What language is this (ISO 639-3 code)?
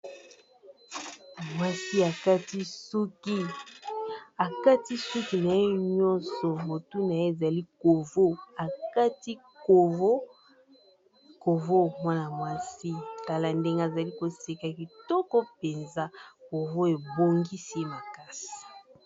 lin